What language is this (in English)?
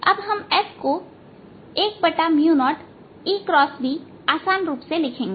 Hindi